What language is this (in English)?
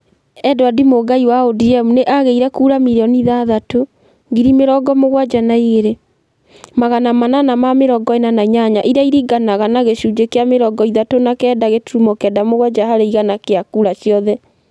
Kikuyu